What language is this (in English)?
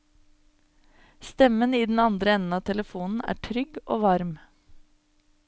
Norwegian